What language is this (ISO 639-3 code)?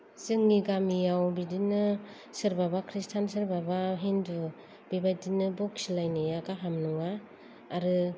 brx